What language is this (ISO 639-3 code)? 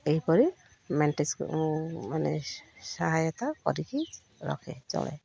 ori